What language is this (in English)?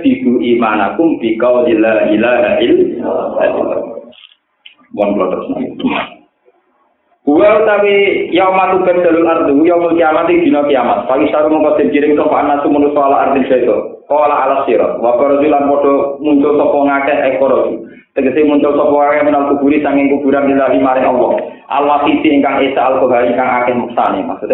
Indonesian